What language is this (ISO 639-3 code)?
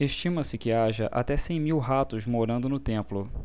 por